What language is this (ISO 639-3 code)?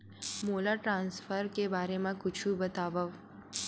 hne